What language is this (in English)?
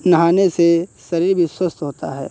Hindi